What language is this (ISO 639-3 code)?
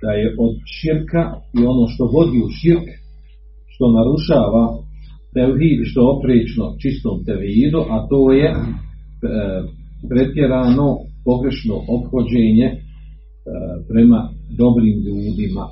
hrv